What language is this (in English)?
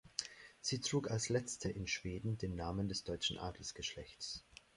German